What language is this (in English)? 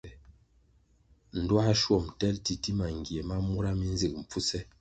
Kwasio